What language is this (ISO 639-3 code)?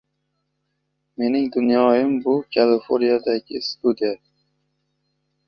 uzb